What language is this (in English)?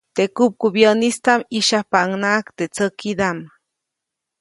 Copainalá Zoque